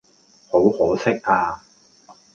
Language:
Cantonese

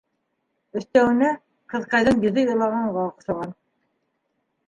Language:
Bashkir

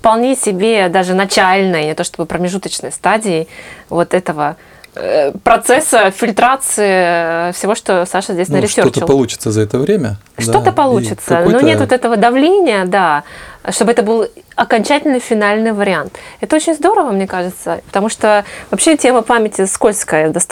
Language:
Russian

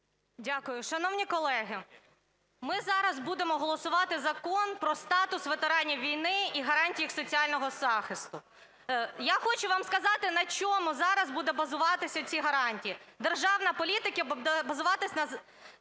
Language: Ukrainian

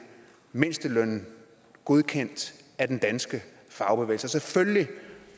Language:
Danish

